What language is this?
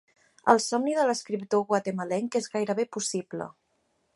Catalan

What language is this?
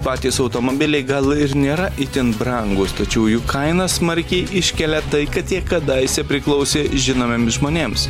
Lithuanian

